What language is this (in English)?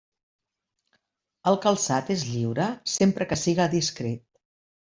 Catalan